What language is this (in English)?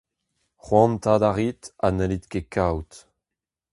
Breton